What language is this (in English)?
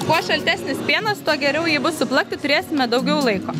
Lithuanian